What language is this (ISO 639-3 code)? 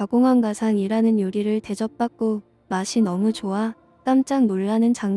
kor